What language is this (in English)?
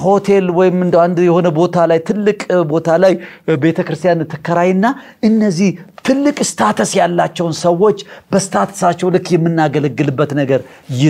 Arabic